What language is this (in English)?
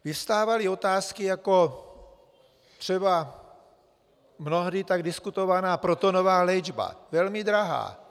Czech